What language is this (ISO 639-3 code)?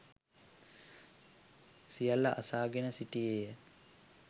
sin